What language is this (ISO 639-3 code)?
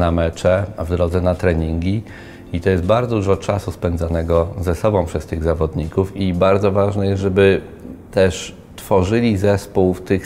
pol